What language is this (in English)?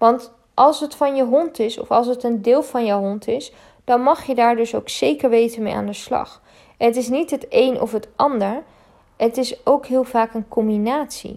Dutch